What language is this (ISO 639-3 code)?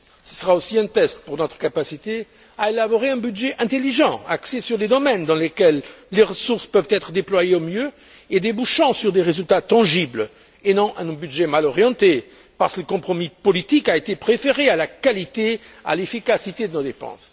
fra